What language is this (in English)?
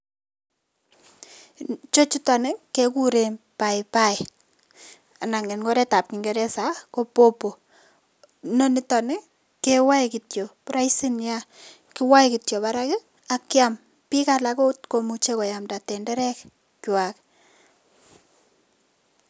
Kalenjin